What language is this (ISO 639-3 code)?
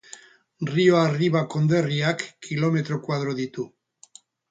eus